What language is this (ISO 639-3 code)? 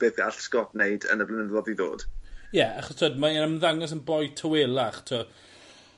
cym